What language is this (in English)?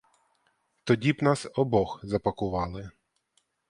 Ukrainian